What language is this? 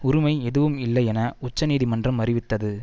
Tamil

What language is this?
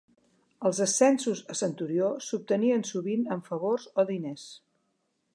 Catalan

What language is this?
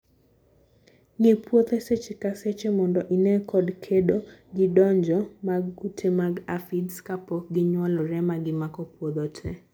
Luo (Kenya and Tanzania)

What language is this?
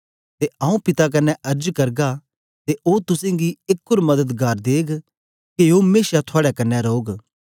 Dogri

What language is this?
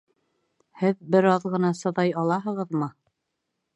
Bashkir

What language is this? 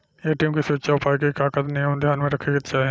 Bhojpuri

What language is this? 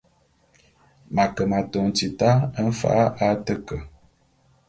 Bulu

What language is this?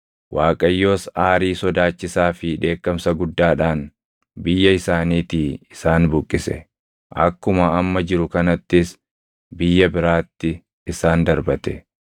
Oromo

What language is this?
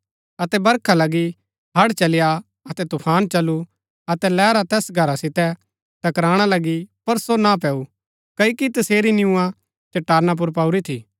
Gaddi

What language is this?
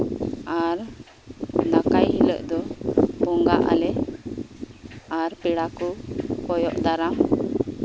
Santali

